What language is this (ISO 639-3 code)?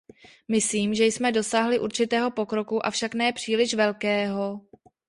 ces